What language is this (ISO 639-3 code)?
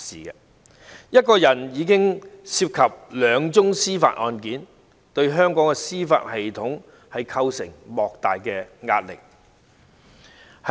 yue